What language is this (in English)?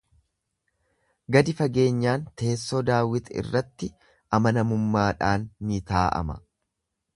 Oromo